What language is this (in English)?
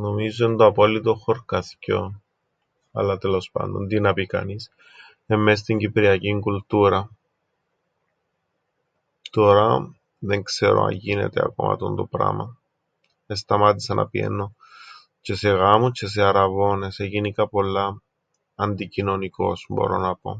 Greek